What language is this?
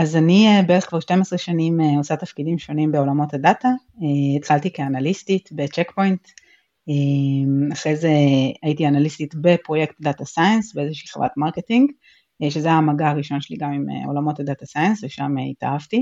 Hebrew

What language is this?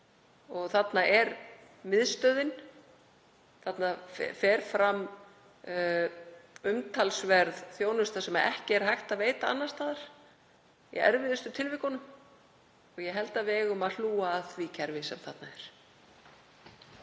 Icelandic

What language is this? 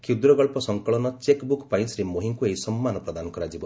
Odia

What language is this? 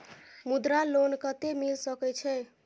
Maithili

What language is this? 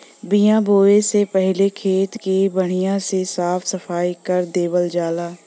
Bhojpuri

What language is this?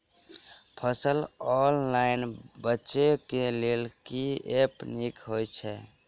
Maithili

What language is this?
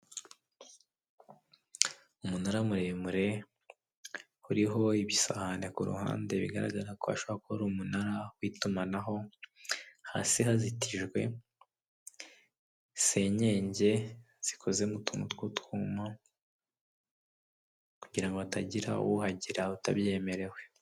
Kinyarwanda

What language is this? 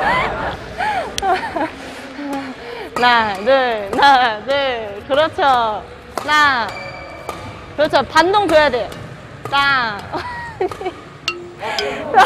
Korean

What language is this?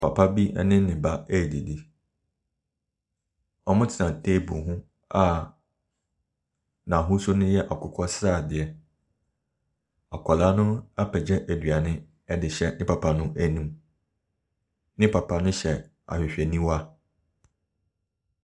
Akan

